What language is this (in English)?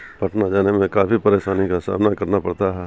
Urdu